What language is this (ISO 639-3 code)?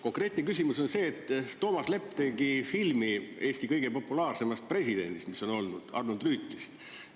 est